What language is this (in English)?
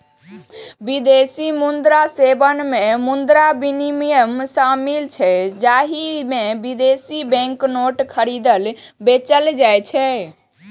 Maithili